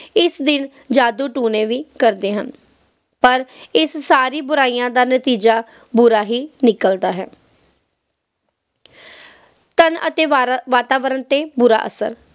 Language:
Punjabi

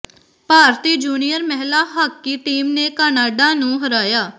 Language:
Punjabi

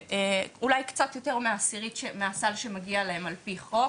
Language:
Hebrew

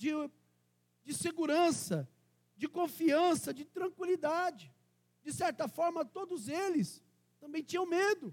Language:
Portuguese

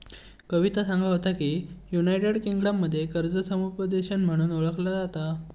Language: Marathi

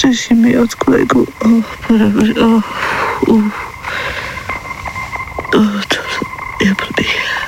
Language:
Czech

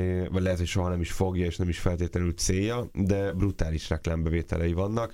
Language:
Hungarian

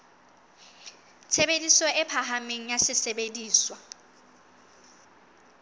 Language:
Southern Sotho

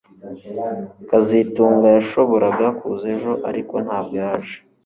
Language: Kinyarwanda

